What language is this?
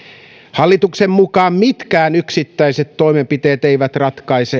Finnish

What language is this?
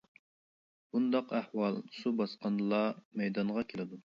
Uyghur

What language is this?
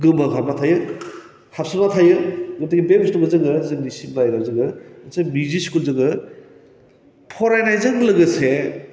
Bodo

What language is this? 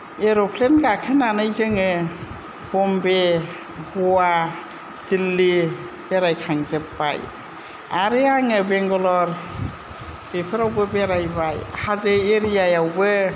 Bodo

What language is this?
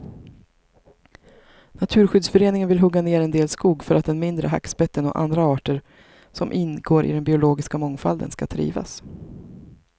Swedish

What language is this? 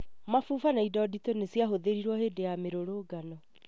Kikuyu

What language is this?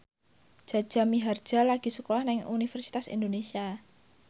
Javanese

